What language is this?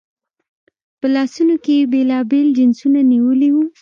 Pashto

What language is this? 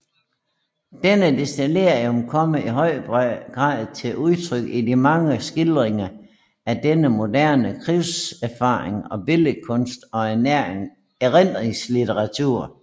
Danish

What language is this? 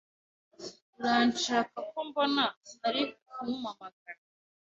Kinyarwanda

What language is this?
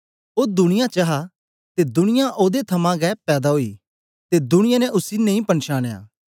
Dogri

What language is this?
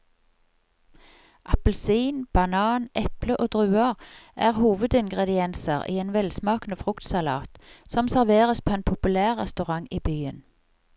Norwegian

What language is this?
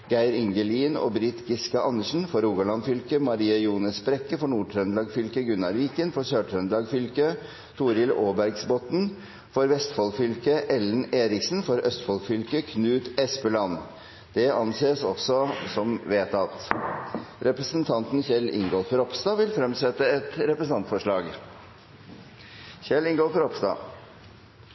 Norwegian Bokmål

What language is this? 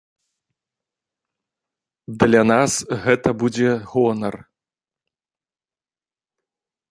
Belarusian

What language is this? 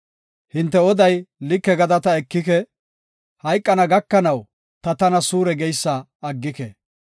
Gofa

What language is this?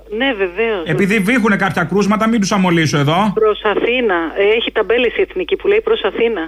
Greek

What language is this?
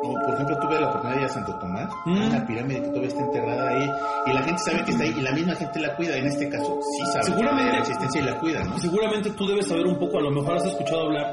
Spanish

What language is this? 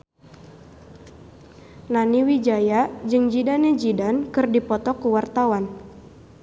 Sundanese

